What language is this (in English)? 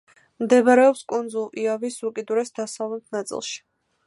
Georgian